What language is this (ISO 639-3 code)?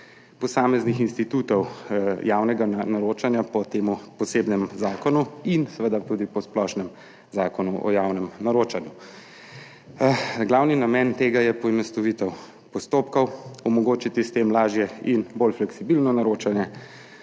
slv